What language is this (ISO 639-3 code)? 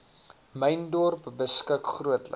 afr